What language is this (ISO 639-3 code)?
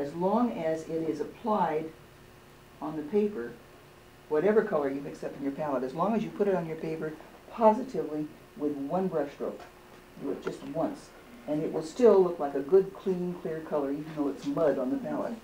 eng